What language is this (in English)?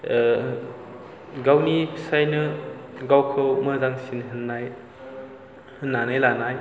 Bodo